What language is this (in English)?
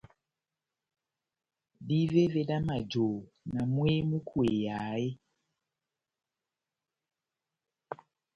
Batanga